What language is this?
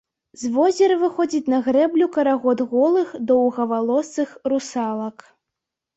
Belarusian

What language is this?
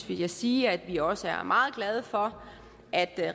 Danish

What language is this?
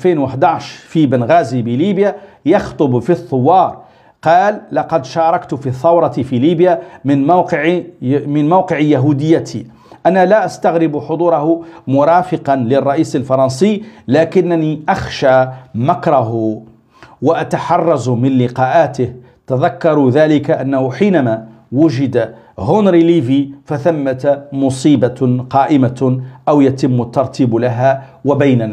Arabic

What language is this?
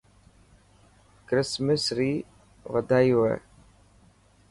Dhatki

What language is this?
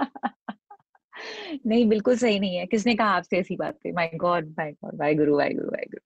Punjabi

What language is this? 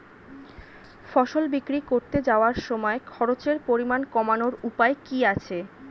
Bangla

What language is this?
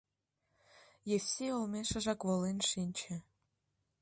Mari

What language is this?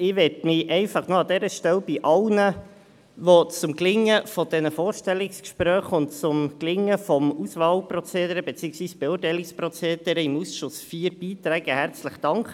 Swiss German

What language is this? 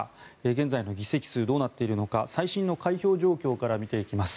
Japanese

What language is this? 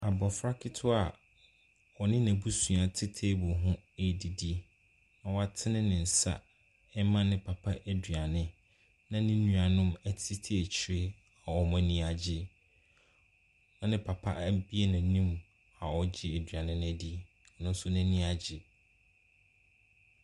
Akan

